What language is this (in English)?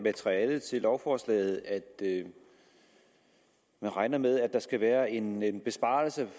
Danish